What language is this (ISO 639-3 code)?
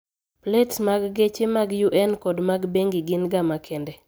luo